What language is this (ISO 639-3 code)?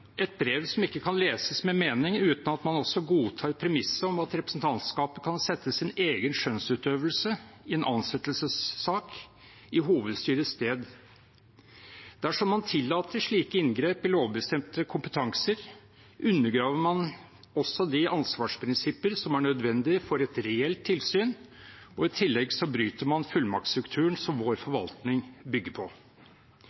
nob